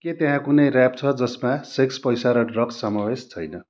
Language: Nepali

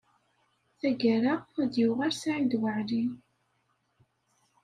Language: Kabyle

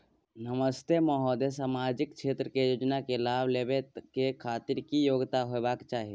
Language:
Maithili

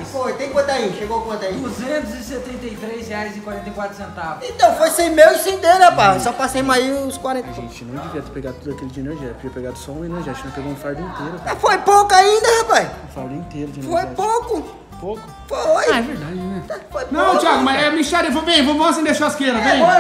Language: Portuguese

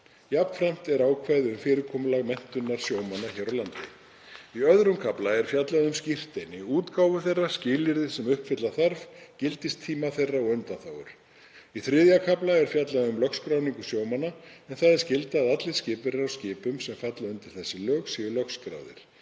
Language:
Icelandic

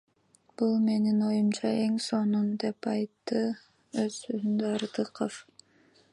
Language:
Kyrgyz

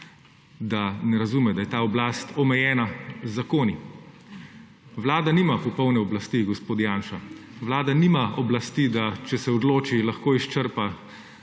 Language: Slovenian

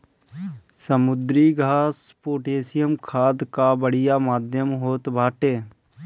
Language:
Bhojpuri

